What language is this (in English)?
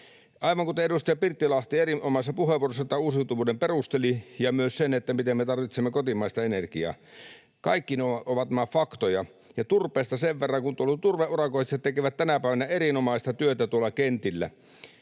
Finnish